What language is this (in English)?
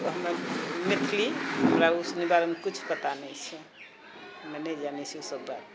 Maithili